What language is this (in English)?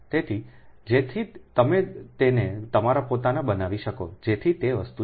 Gujarati